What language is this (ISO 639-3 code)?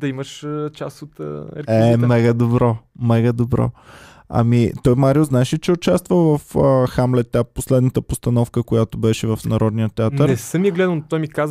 bul